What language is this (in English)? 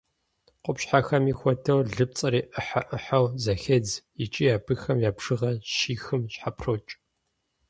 Kabardian